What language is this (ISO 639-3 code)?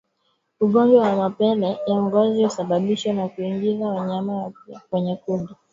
swa